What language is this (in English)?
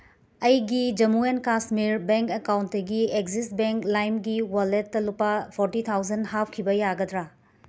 Manipuri